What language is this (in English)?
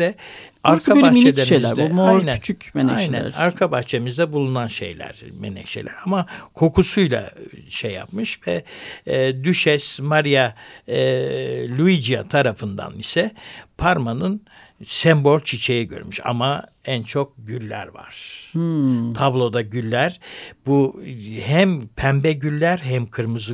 Turkish